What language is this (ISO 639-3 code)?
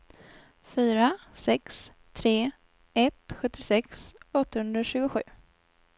swe